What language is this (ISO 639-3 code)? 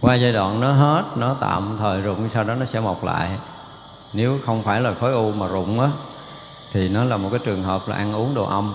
vie